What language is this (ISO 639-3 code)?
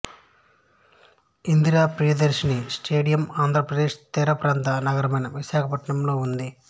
tel